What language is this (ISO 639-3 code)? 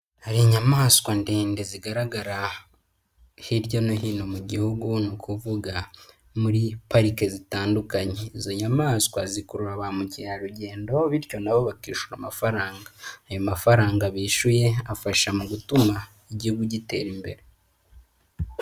kin